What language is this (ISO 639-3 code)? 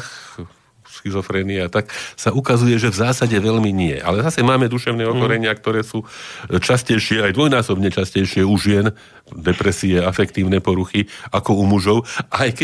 slk